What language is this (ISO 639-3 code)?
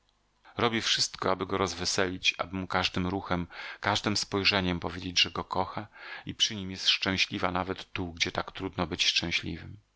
pol